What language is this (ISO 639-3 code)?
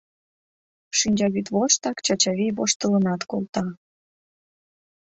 chm